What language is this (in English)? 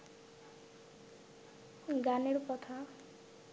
Bangla